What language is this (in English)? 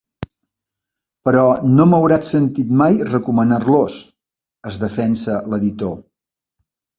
Catalan